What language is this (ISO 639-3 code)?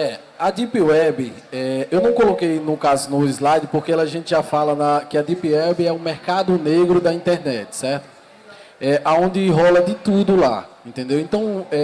por